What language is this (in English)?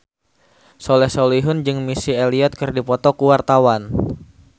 Sundanese